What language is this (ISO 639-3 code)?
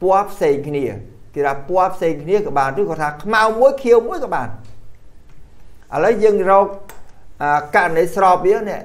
tha